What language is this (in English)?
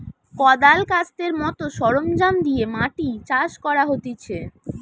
Bangla